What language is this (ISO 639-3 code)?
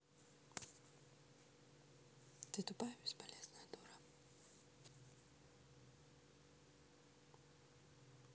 rus